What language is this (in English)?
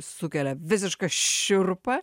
Lithuanian